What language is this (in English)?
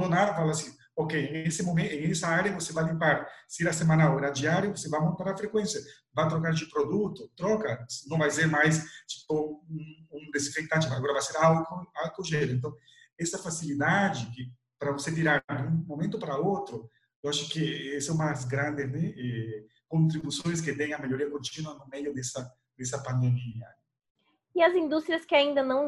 Portuguese